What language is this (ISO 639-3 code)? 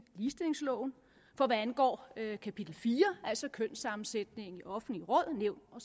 dan